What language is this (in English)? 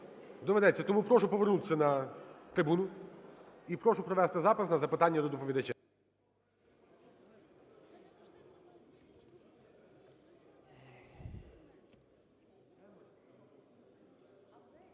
Ukrainian